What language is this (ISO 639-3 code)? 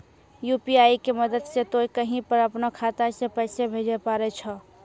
mai